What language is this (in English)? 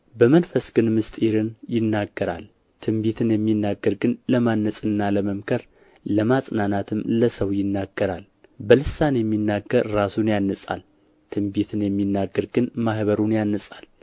Amharic